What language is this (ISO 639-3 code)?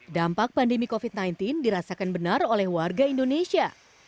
ind